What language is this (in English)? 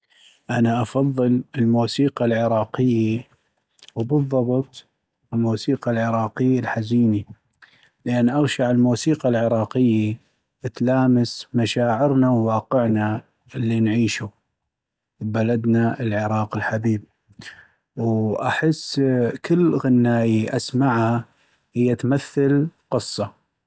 North Mesopotamian Arabic